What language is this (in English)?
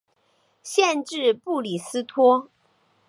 Chinese